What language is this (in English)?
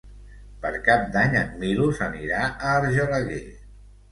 Catalan